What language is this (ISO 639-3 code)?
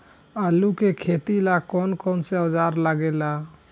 bho